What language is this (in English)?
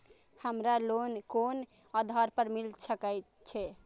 Maithili